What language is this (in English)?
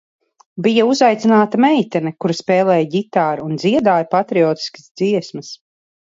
Latvian